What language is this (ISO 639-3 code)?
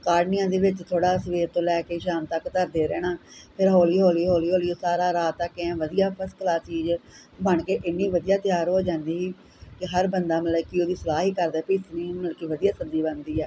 pan